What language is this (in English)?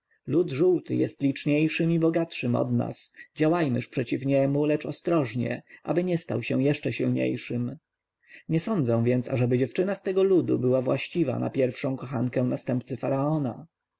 Polish